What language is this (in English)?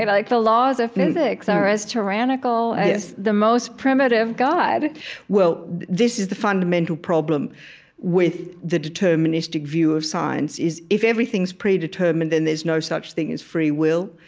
English